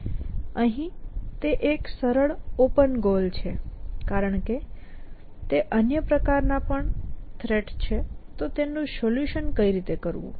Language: Gujarati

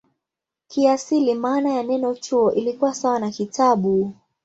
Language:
Swahili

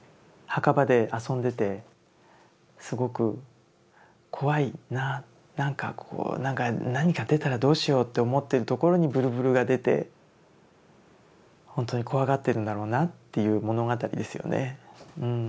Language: Japanese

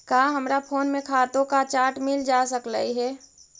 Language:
Magahi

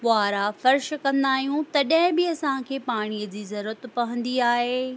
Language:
Sindhi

